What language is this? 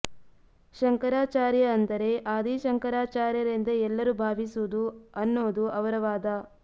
Kannada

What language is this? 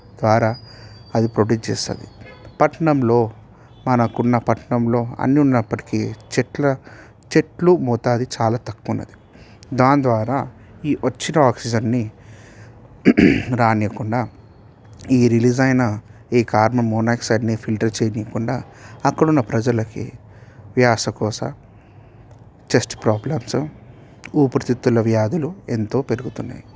Telugu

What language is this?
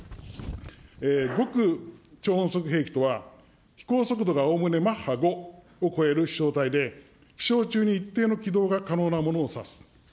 Japanese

